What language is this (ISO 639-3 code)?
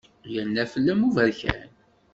kab